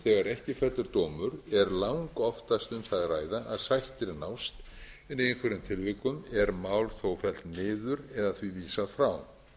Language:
Icelandic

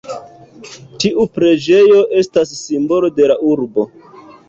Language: Esperanto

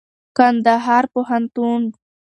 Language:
Pashto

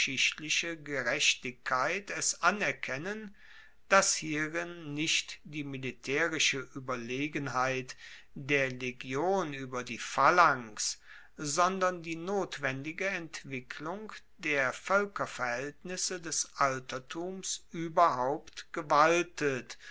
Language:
German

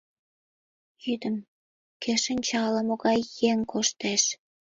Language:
Mari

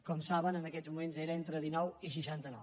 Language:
Catalan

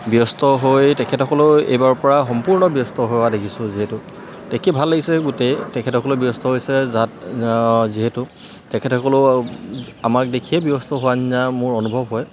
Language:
Assamese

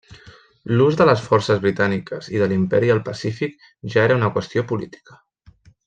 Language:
Catalan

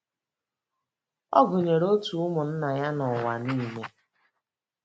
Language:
Igbo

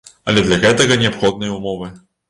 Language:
Belarusian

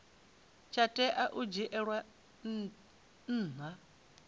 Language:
Venda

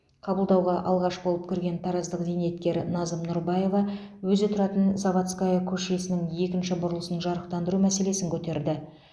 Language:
Kazakh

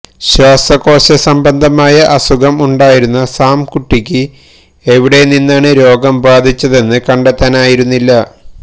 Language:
Malayalam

